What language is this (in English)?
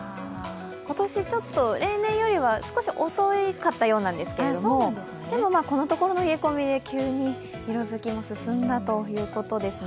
Japanese